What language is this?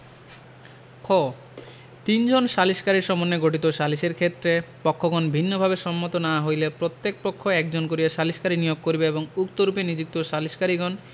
Bangla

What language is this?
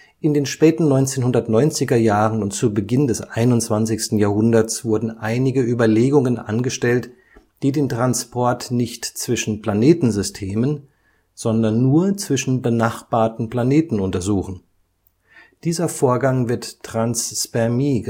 German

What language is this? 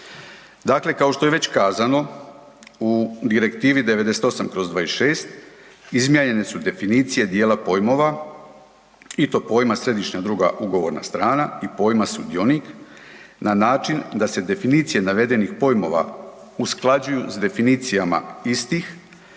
Croatian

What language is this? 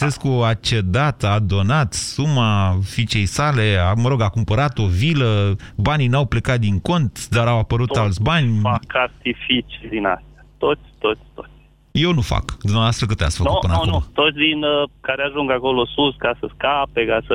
Romanian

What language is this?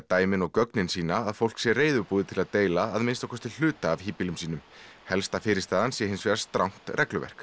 Icelandic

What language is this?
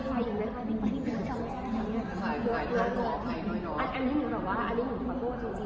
Thai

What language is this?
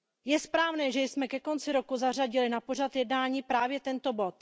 Czech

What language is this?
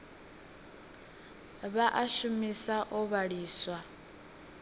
Venda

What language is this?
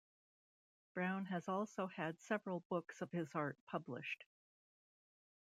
English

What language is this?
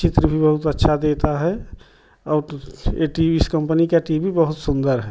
Hindi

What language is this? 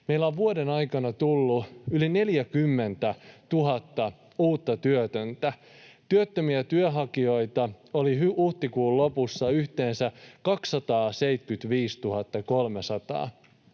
Finnish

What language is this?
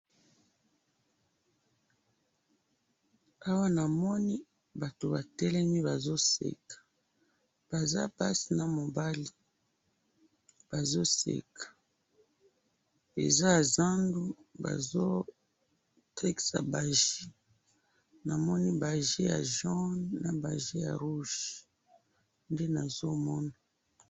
Lingala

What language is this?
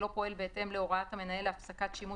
Hebrew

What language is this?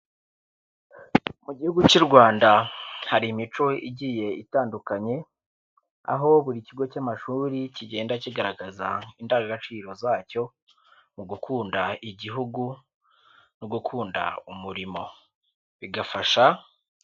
Kinyarwanda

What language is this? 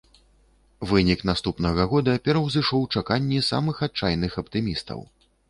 Belarusian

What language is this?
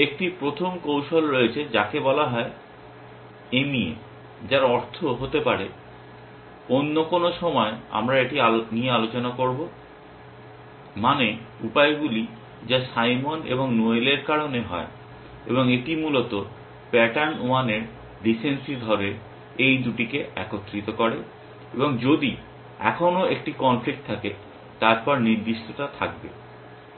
Bangla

